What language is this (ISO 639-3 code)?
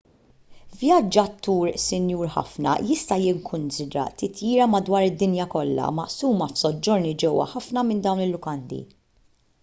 mlt